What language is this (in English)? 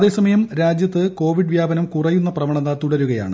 Malayalam